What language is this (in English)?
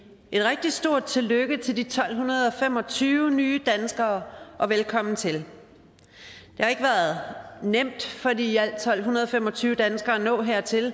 Danish